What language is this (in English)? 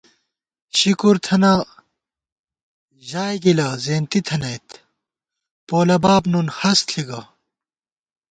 Gawar-Bati